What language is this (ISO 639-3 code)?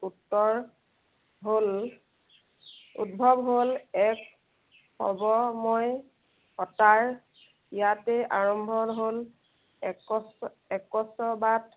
asm